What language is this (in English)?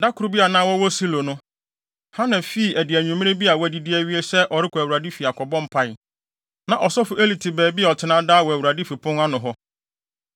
Akan